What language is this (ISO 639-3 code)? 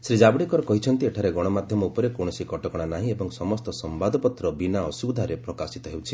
ori